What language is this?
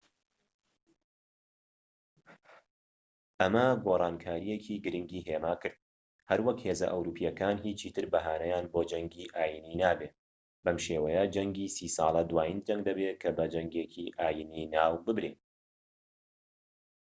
Central Kurdish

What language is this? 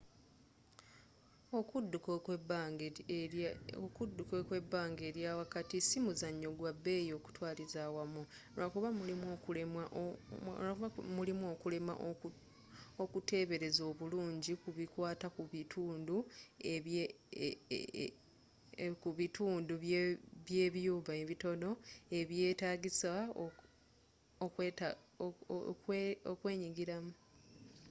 Ganda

